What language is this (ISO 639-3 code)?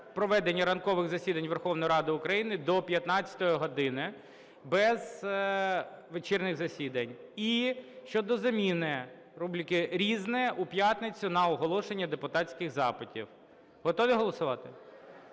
ukr